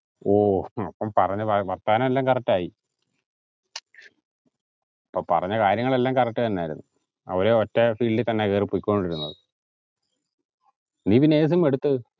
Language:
Malayalam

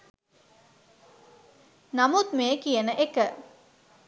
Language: Sinhala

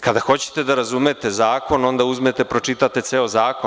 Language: Serbian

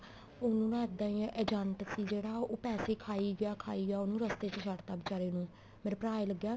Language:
Punjabi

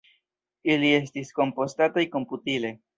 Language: Esperanto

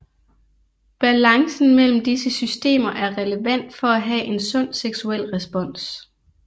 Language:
Danish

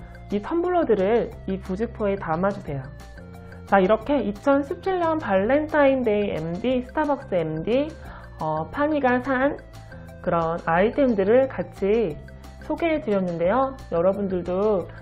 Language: Korean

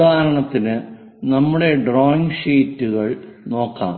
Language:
Malayalam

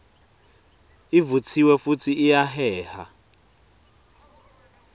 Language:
Swati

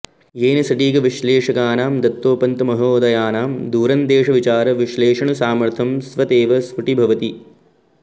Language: Sanskrit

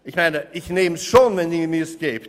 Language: Swiss German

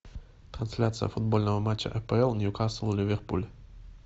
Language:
Russian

